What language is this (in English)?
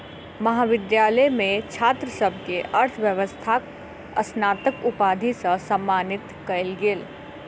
Maithili